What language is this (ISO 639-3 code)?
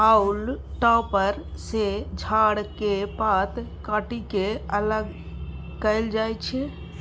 mai